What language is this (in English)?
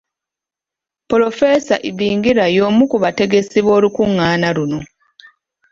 Ganda